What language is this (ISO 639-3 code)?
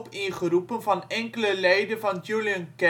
nld